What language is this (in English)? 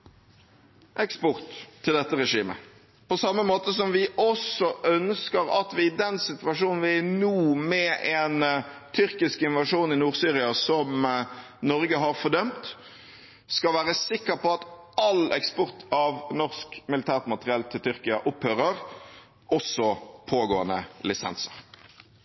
Norwegian Bokmål